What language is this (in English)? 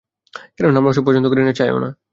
Bangla